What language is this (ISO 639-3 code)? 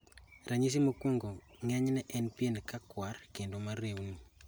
luo